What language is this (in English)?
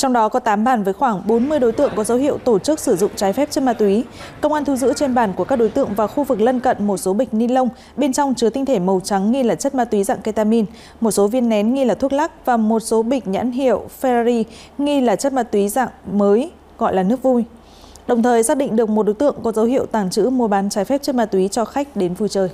Vietnamese